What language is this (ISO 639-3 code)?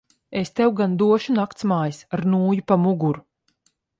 lav